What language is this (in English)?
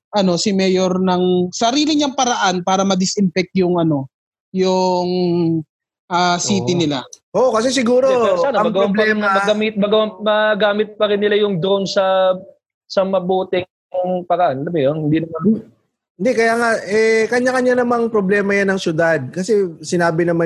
Filipino